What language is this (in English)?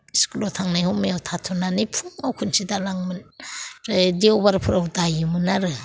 Bodo